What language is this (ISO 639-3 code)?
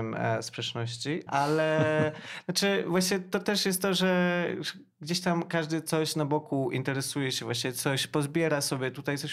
pol